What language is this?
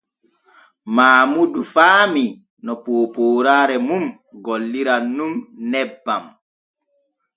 Borgu Fulfulde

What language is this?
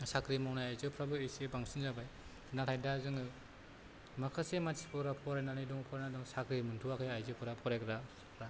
Bodo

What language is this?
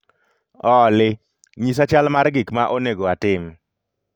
Luo (Kenya and Tanzania)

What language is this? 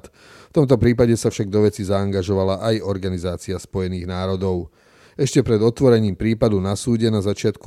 Slovak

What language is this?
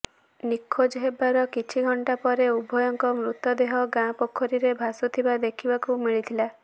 Odia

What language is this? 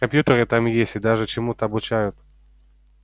Russian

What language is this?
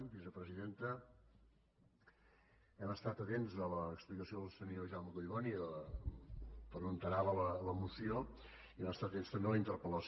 Catalan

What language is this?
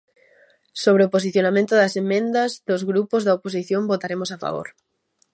Galician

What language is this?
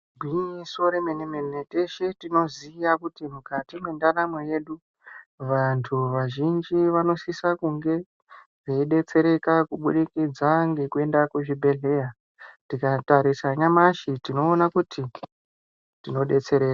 Ndau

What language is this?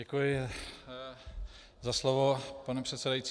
Czech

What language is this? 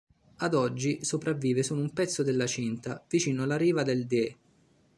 Italian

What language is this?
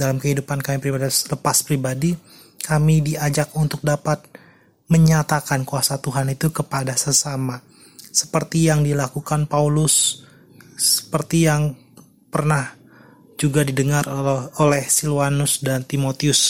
Indonesian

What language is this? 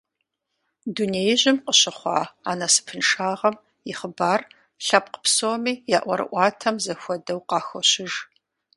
Kabardian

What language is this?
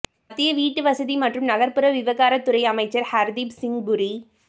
Tamil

